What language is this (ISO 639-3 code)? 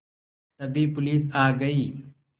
hin